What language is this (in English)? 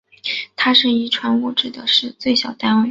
Chinese